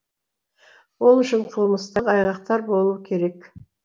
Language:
Kazakh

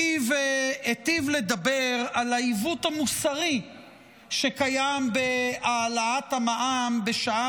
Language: Hebrew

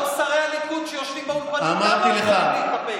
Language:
Hebrew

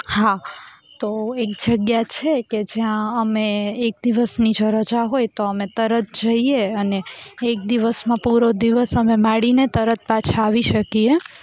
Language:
Gujarati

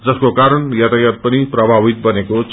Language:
Nepali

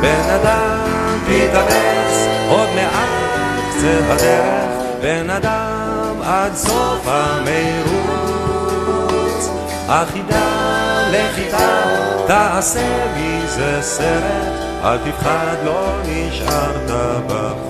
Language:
Hebrew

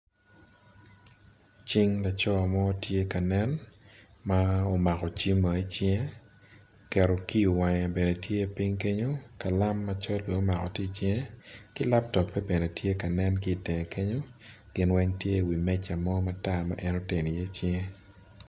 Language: Acoli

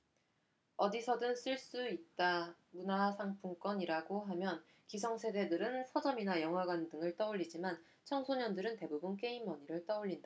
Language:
Korean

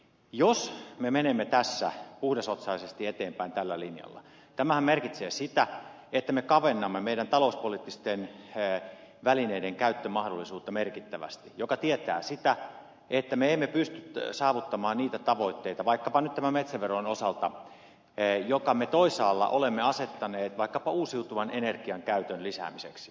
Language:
Finnish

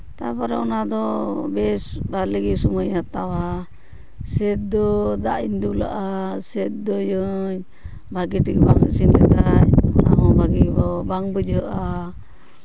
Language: Santali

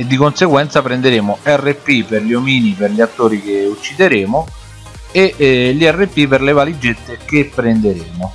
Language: Italian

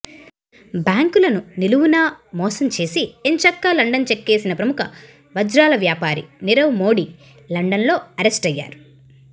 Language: Telugu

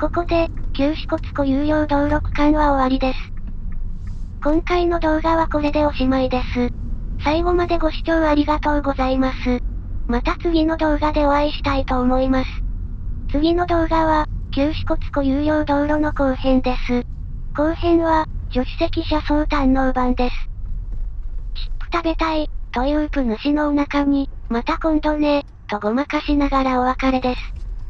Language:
Japanese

